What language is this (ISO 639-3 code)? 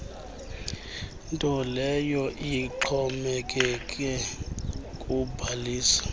xho